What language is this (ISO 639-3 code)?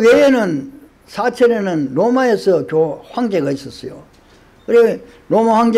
kor